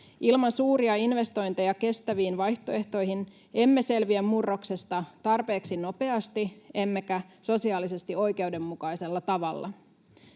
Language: Finnish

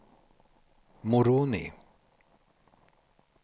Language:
Swedish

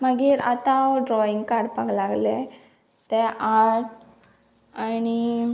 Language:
Konkani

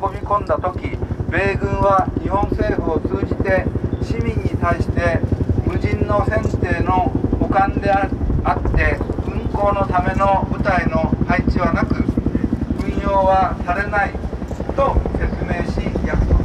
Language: Japanese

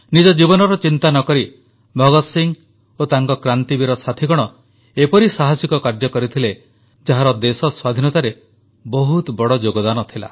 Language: Odia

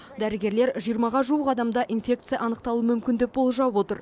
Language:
Kazakh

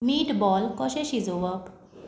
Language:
Konkani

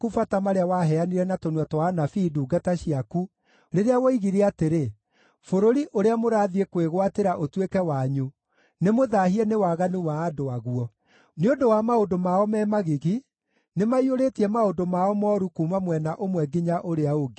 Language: Kikuyu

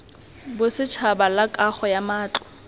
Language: Tswana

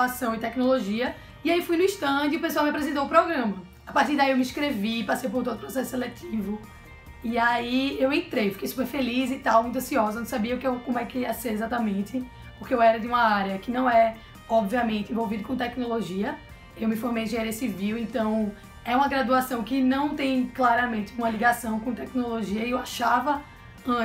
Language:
Portuguese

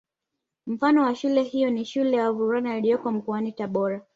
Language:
Swahili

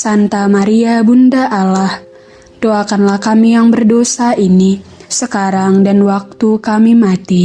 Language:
Indonesian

